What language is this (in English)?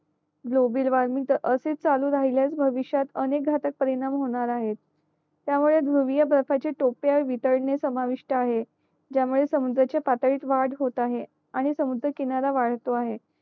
Marathi